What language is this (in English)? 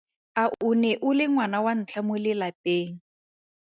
Tswana